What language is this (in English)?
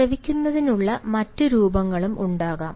Malayalam